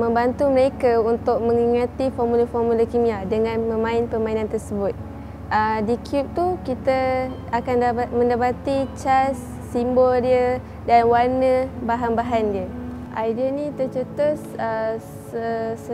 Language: Malay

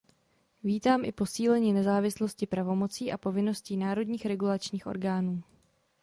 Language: Czech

